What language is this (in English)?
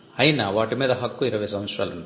Telugu